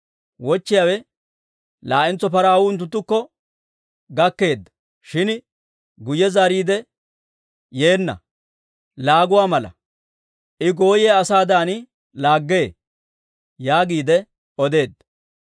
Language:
Dawro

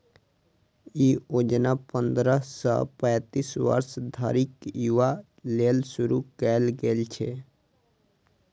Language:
Maithili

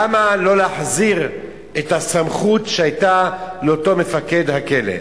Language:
Hebrew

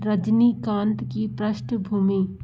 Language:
Hindi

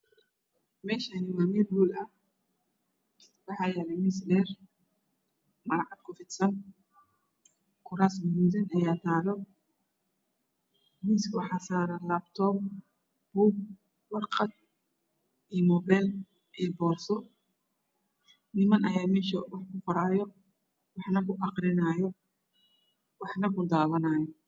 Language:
Somali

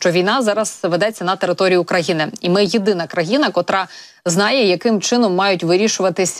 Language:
Ukrainian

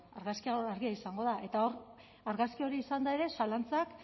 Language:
Basque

